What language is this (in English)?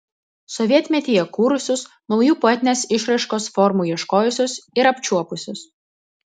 Lithuanian